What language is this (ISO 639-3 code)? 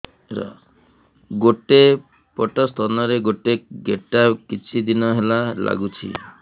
ori